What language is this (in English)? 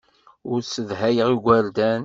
Kabyle